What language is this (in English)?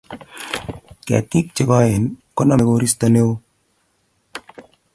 Kalenjin